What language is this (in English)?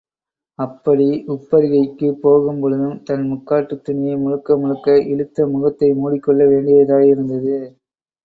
Tamil